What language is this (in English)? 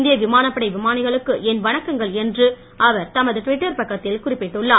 Tamil